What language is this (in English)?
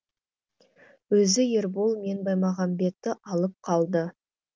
Kazakh